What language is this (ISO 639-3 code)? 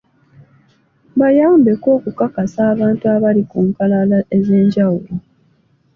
lug